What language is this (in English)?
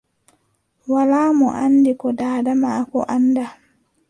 Adamawa Fulfulde